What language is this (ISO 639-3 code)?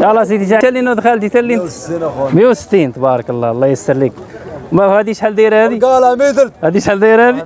ara